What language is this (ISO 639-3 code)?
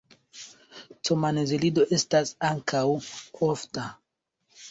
epo